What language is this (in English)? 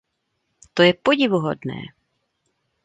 Czech